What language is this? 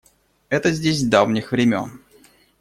Russian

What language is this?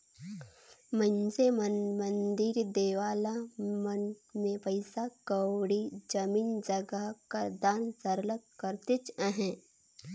Chhattisgarhi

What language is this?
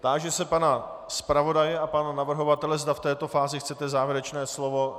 Czech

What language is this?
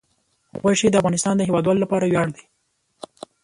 Pashto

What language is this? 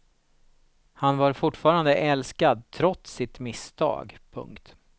Swedish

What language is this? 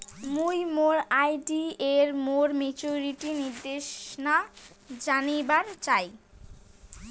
Bangla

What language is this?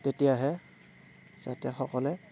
Assamese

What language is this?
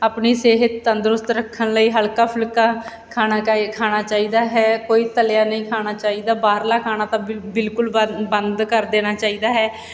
Punjabi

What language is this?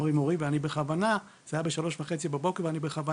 Hebrew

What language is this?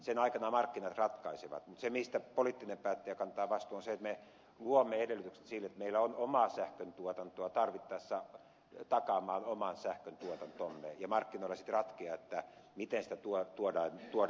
Finnish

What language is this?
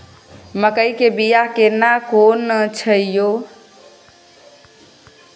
Maithili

